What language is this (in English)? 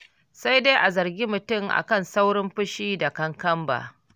Hausa